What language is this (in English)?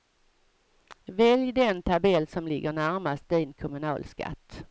Swedish